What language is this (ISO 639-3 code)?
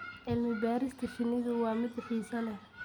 som